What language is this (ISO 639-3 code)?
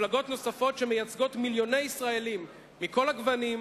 heb